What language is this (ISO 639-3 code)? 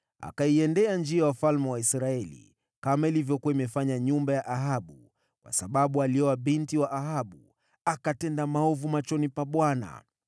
swa